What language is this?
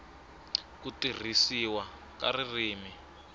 Tsonga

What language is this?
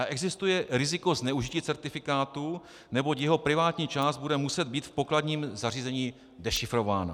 Czech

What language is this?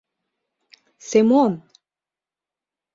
Mari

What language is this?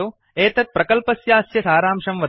Sanskrit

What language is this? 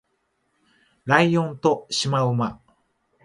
Japanese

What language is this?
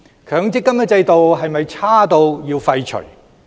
Cantonese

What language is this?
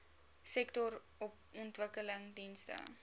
Afrikaans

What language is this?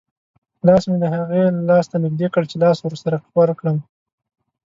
Pashto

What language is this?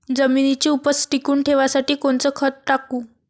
Marathi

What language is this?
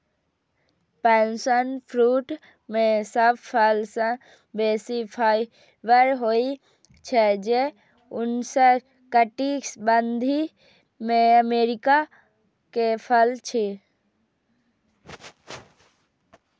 Maithili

